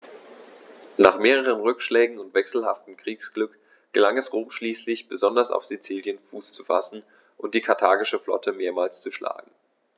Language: German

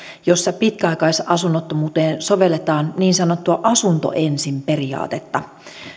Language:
Finnish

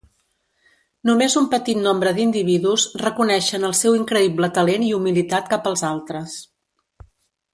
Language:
Catalan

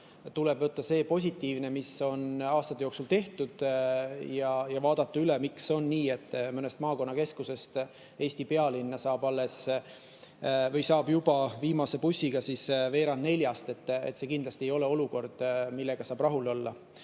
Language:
Estonian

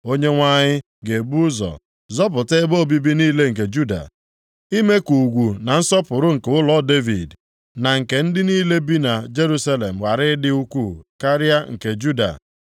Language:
Igbo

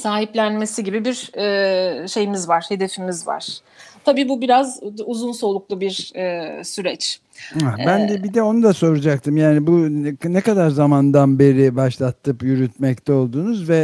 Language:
Turkish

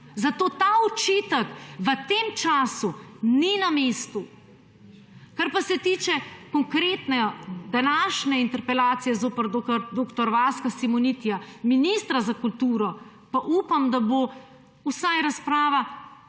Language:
Slovenian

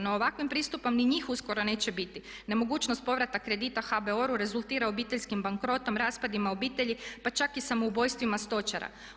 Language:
Croatian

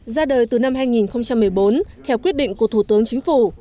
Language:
Vietnamese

